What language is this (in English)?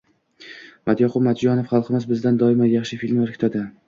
Uzbek